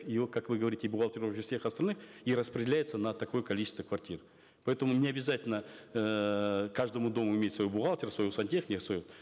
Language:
Kazakh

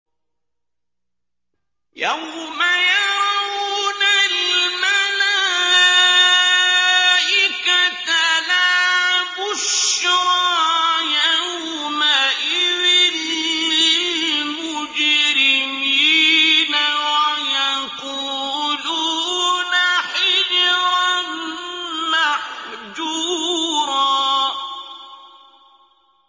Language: Arabic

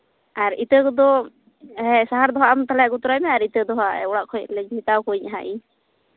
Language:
Santali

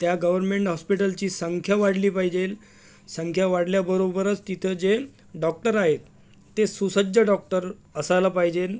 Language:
Marathi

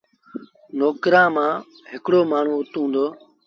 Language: Sindhi Bhil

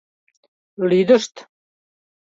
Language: Mari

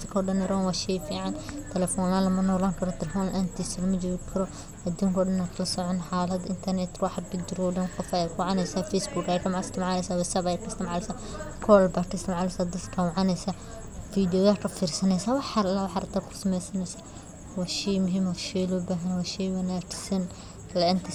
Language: Somali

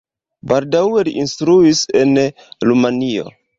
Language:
Esperanto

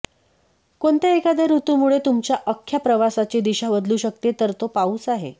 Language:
Marathi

